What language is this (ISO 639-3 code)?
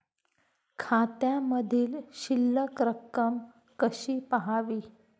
mar